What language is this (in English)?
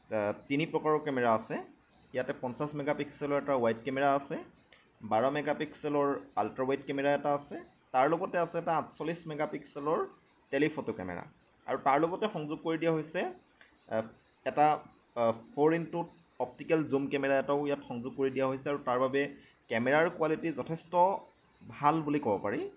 Assamese